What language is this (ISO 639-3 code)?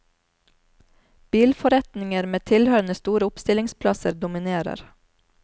nor